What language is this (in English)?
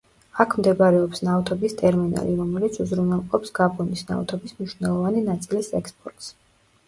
Georgian